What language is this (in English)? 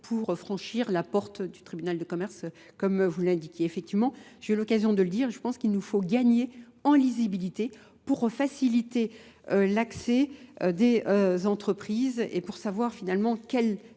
French